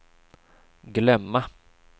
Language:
Swedish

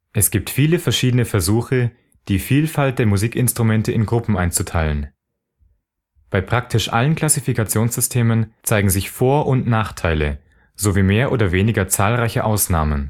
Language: German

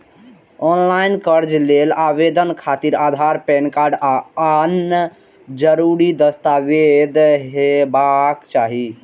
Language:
Maithili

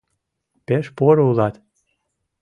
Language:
Mari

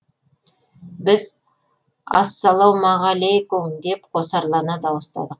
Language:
Kazakh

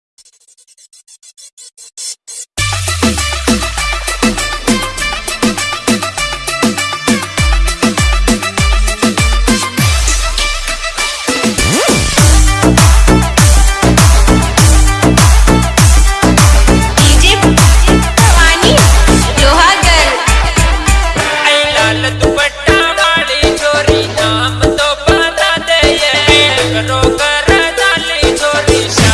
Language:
Hindi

